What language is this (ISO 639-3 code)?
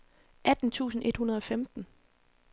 dan